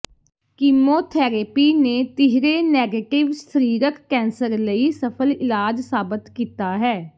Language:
Punjabi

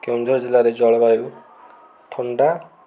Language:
Odia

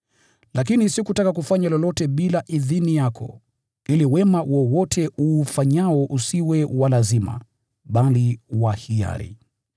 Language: Swahili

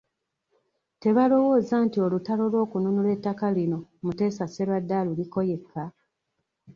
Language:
Ganda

